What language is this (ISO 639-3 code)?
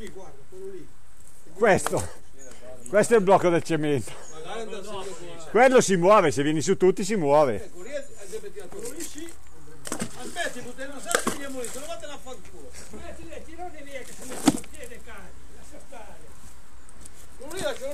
ita